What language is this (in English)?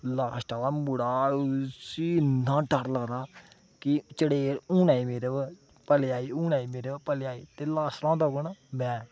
Dogri